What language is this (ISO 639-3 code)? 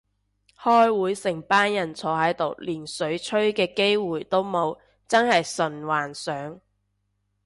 yue